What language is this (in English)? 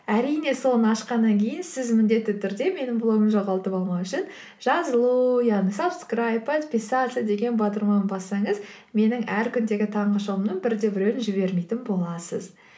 Kazakh